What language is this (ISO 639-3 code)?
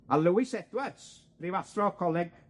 cym